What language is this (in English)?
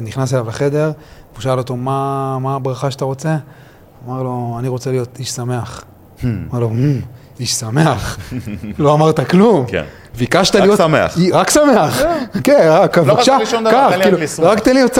Hebrew